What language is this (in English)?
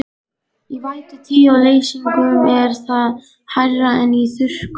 Icelandic